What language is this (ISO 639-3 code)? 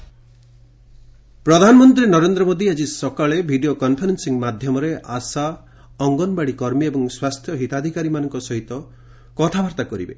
ori